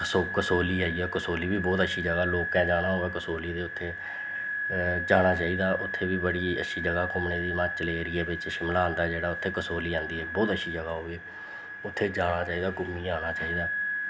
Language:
Dogri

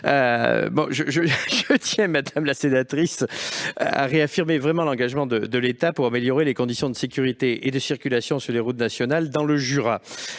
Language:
French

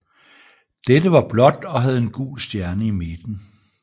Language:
Danish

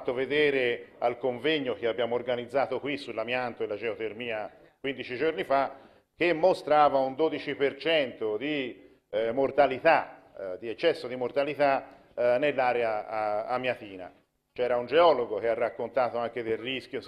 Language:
Italian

